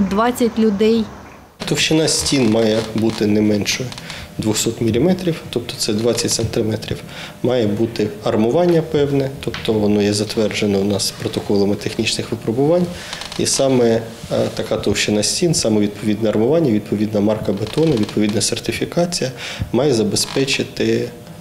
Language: Ukrainian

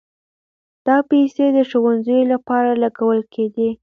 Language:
Pashto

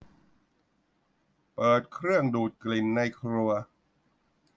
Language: Thai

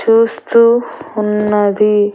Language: Telugu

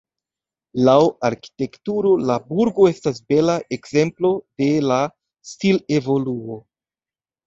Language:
Esperanto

